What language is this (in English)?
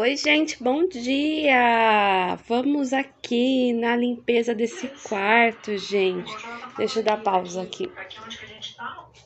Portuguese